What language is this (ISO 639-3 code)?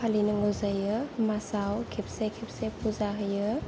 brx